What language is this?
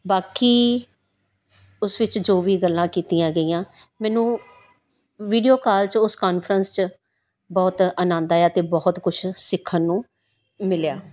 Punjabi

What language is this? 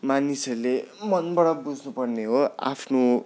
Nepali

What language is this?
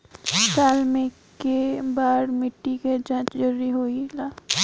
Bhojpuri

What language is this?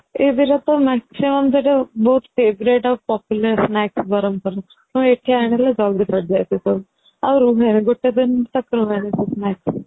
Odia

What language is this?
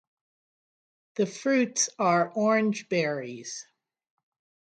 English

